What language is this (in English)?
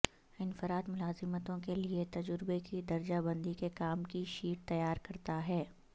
Urdu